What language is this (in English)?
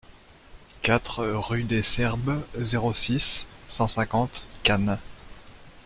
French